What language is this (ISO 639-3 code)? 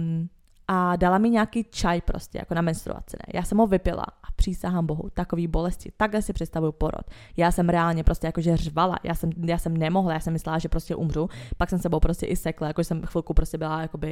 ces